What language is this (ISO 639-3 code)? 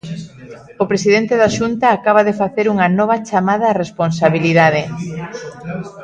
glg